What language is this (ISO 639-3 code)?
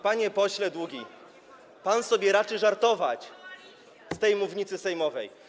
pol